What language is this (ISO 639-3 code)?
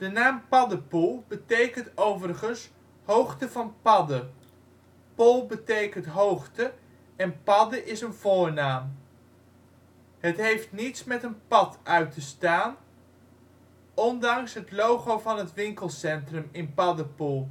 nld